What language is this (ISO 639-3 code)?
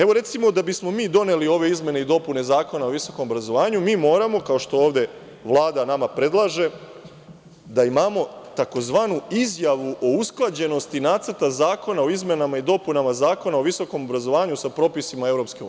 srp